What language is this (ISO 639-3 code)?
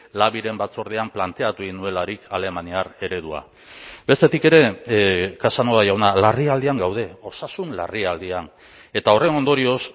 eus